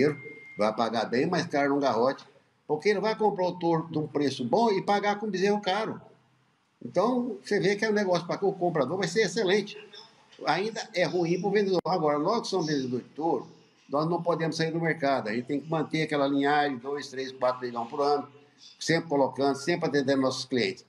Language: Portuguese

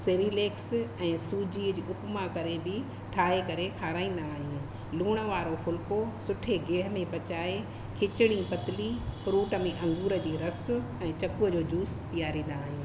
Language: Sindhi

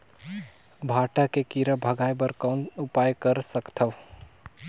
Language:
Chhattisgarhi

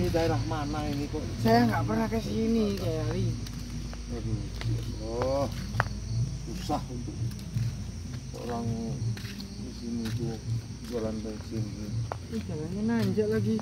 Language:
Indonesian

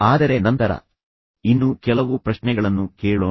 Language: Kannada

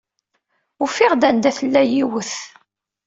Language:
Kabyle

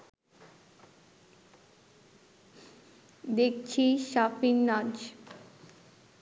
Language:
Bangla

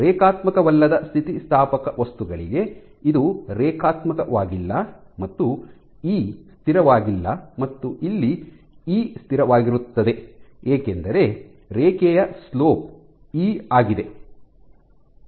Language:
Kannada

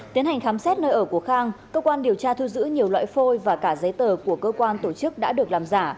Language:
Vietnamese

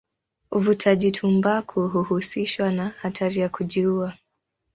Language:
Swahili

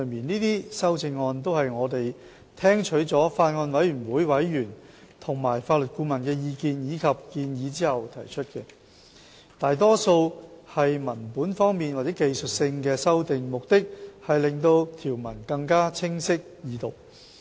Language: Cantonese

